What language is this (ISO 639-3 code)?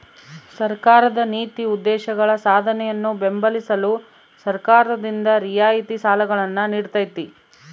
kan